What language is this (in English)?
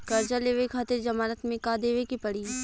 Bhojpuri